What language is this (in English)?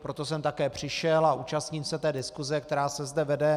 Czech